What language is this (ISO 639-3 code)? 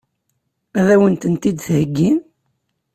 kab